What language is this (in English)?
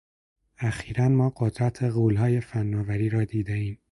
Persian